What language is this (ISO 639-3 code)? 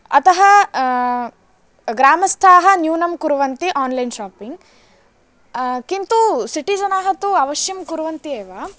san